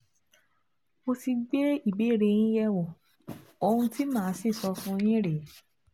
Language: Yoruba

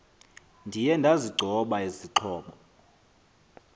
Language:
Xhosa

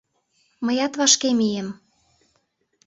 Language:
Mari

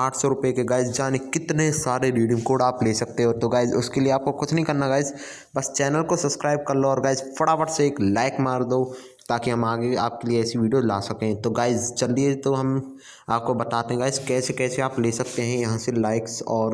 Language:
Hindi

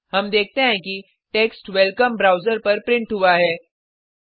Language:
Hindi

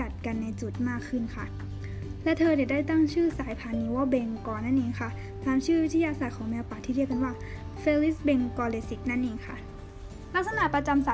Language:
Thai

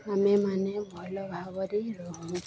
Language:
Odia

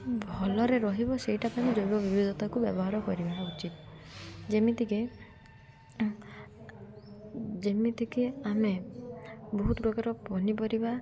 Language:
Odia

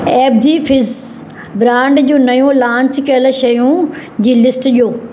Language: Sindhi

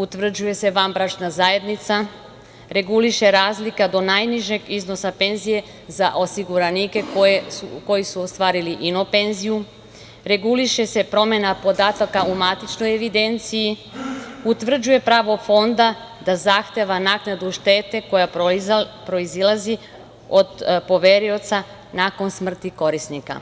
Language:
Serbian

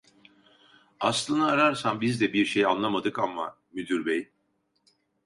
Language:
Turkish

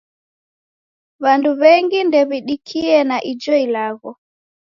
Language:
Taita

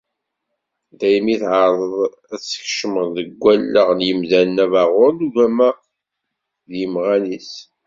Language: Kabyle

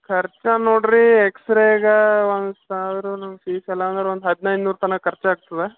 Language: Kannada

